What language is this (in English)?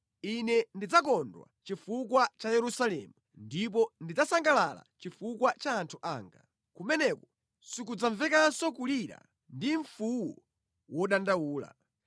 Nyanja